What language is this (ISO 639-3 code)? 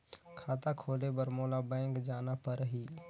hne